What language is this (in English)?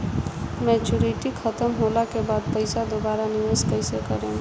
Bhojpuri